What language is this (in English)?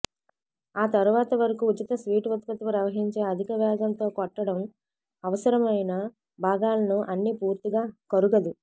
Telugu